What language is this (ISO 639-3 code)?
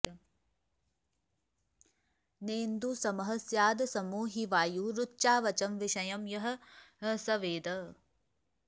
san